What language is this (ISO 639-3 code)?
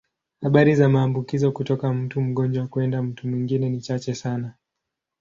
swa